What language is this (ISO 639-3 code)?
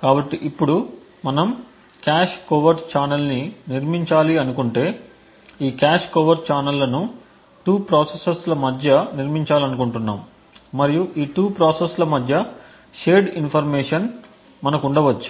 tel